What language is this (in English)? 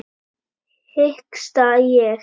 Icelandic